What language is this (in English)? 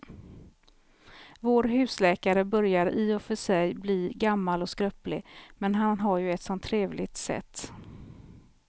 Swedish